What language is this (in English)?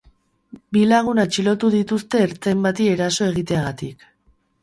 Basque